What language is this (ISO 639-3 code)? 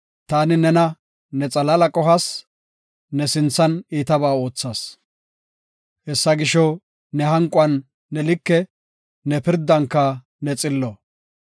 gof